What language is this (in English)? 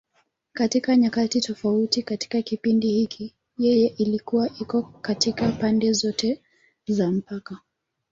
Swahili